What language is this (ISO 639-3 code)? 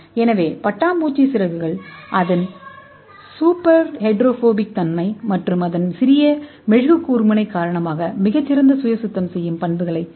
tam